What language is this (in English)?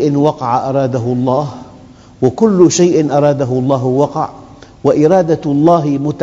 Arabic